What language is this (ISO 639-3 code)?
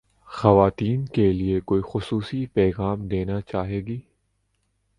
urd